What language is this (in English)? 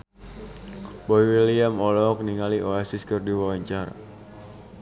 Sundanese